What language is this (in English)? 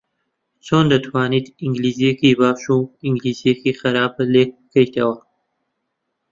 Central Kurdish